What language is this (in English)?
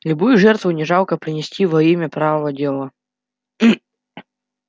Russian